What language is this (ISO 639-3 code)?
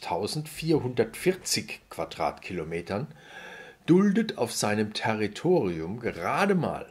deu